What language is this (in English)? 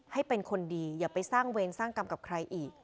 Thai